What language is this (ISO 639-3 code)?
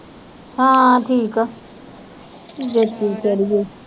pan